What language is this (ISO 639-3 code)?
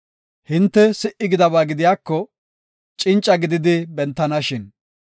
gof